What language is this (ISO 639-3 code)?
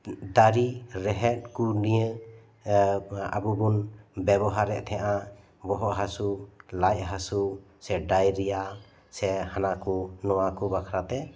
sat